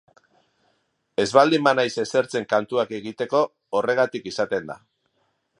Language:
Basque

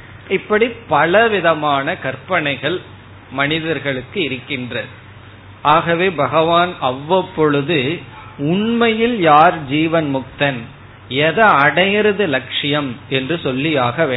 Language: Tamil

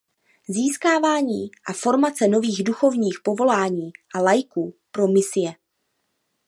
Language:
Czech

